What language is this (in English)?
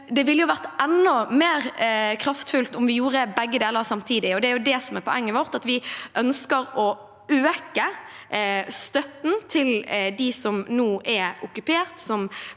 Norwegian